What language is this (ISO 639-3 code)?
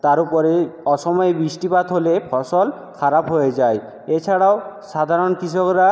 ben